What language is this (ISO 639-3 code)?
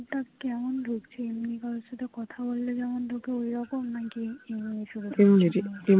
ben